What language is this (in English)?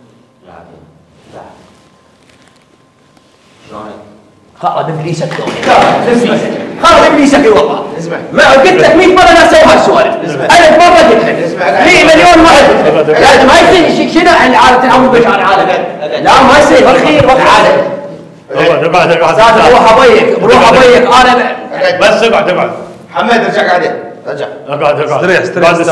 Arabic